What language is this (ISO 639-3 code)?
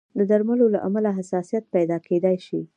pus